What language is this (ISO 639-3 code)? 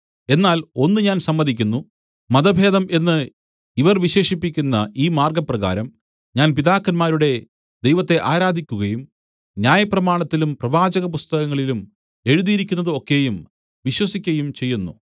mal